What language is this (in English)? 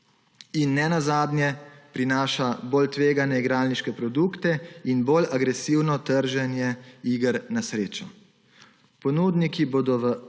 Slovenian